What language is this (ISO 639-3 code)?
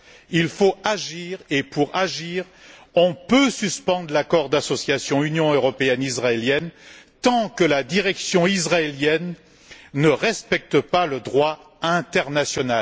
fra